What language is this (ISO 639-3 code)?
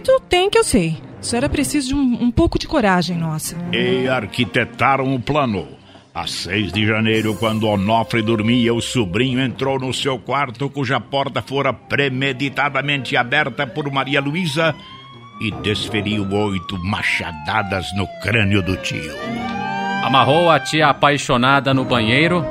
por